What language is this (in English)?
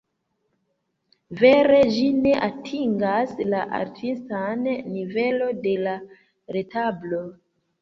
Esperanto